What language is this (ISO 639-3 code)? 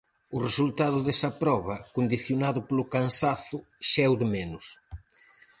glg